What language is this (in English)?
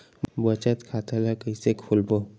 Chhattisgarhi